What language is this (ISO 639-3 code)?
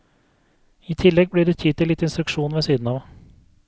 nor